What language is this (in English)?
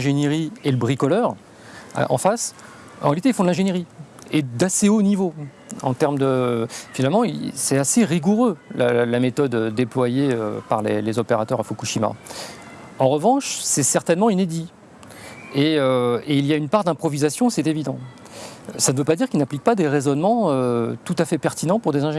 French